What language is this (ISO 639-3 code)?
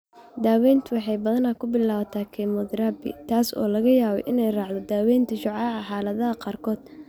som